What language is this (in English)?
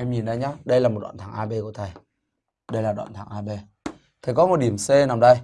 Vietnamese